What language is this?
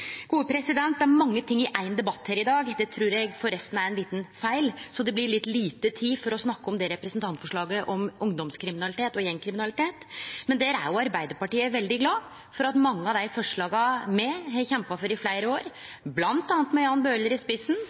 Norwegian Nynorsk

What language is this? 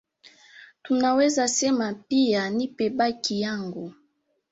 Swahili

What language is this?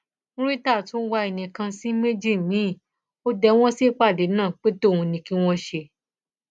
Yoruba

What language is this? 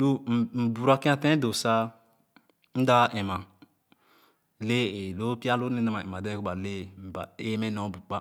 Khana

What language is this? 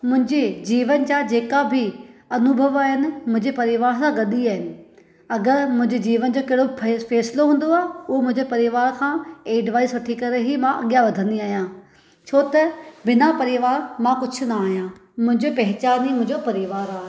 Sindhi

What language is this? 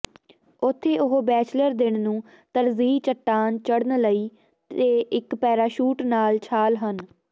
Punjabi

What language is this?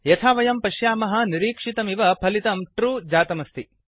Sanskrit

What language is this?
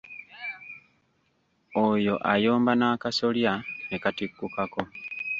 Ganda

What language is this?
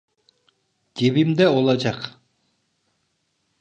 Turkish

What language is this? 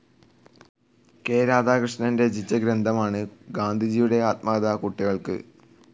Malayalam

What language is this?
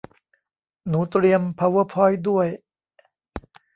Thai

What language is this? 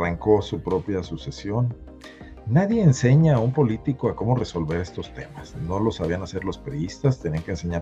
Spanish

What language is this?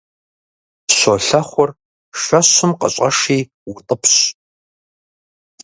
Kabardian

